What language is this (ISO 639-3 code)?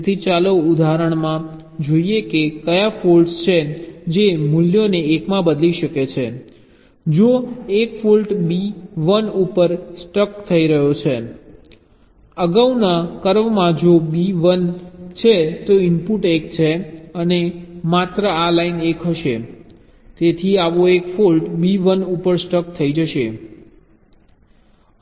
guj